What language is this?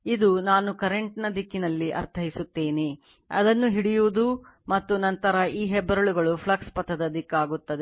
Kannada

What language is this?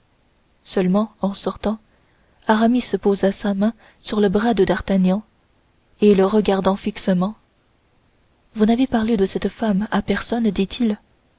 French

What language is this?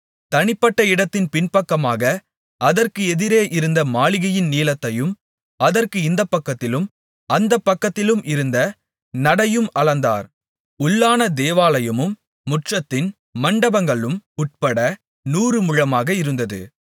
Tamil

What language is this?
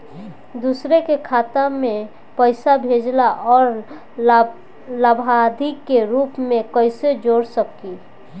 Bhojpuri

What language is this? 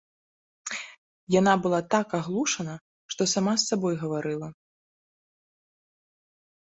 Belarusian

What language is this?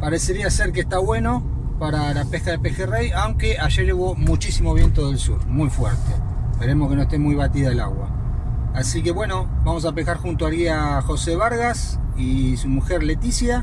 Spanish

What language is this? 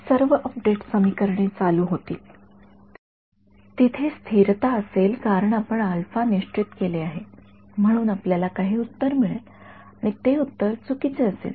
Marathi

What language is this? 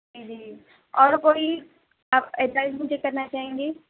Urdu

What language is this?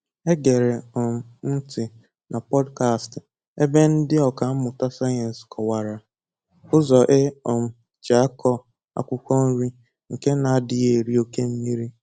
Igbo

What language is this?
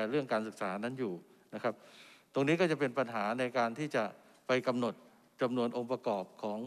Thai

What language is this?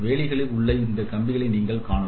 Tamil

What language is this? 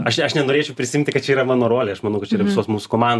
Lithuanian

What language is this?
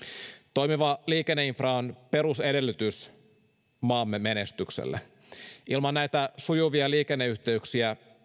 Finnish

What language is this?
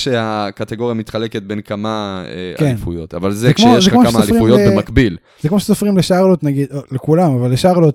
Hebrew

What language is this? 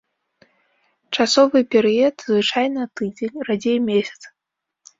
Belarusian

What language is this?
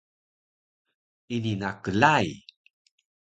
Taroko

